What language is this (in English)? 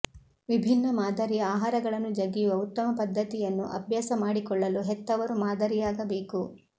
Kannada